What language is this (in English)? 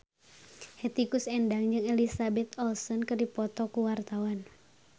Sundanese